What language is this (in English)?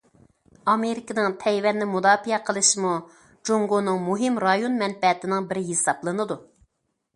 Uyghur